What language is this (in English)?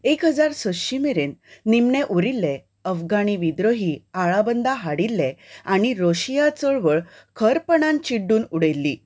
Konkani